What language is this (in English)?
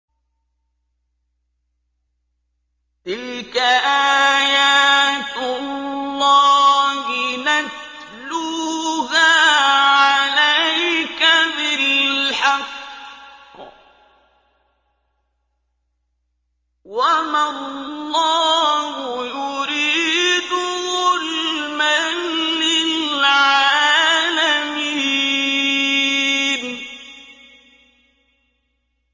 Arabic